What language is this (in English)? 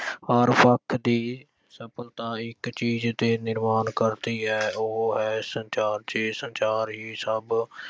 Punjabi